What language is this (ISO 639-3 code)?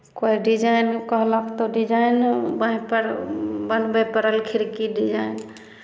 mai